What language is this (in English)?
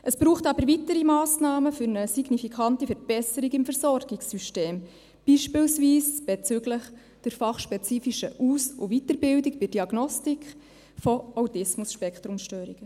Swiss German